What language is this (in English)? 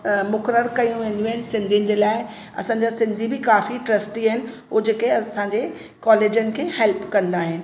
Sindhi